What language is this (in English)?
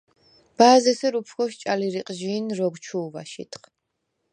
Svan